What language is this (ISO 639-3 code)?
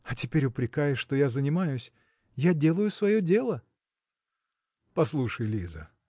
rus